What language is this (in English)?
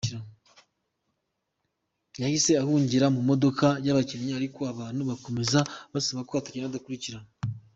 Kinyarwanda